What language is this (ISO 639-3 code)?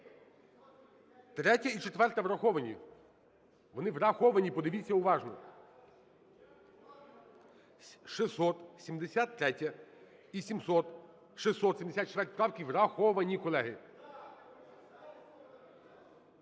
ukr